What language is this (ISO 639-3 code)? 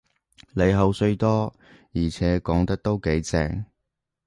yue